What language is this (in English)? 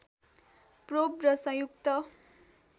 Nepali